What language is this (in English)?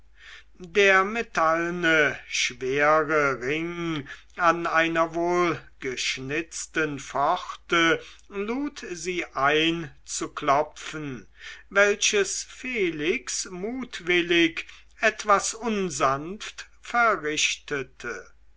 German